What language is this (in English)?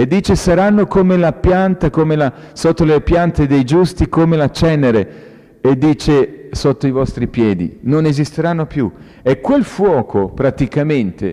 Italian